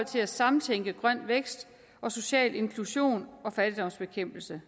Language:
Danish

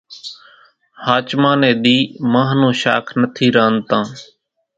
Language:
Kachi Koli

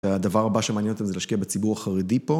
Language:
Hebrew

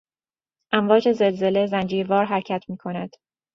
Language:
Persian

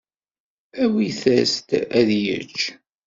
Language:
Kabyle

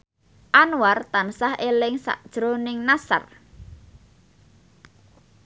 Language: Javanese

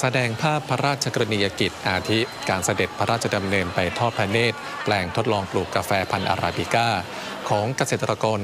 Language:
Thai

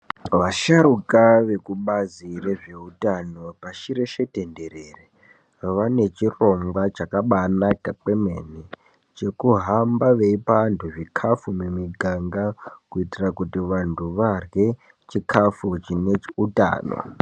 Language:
Ndau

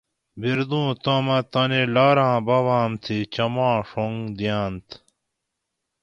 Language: Gawri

